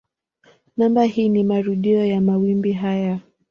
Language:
Swahili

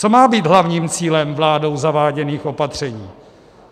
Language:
Czech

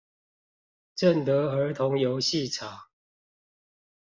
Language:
Chinese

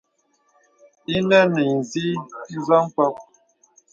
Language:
Bebele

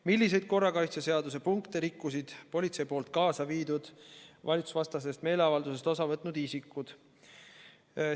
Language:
Estonian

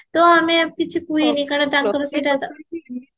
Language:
Odia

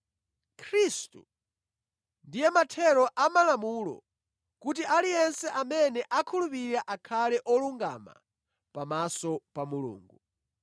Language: Nyanja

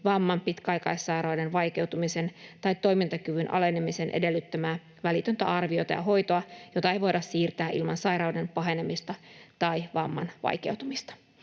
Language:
Finnish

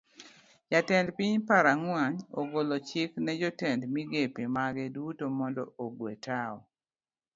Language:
Luo (Kenya and Tanzania)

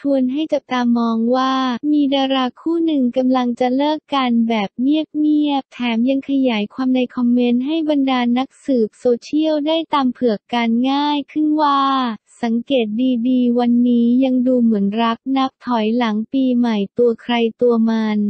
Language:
Thai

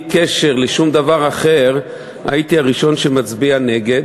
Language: Hebrew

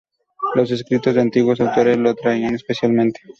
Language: Spanish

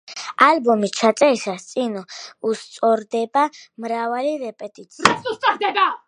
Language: Georgian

